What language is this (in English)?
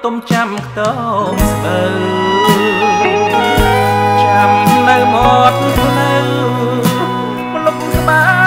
Thai